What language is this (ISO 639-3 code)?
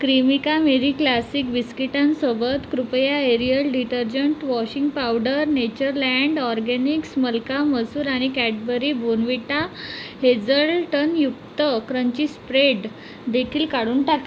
mar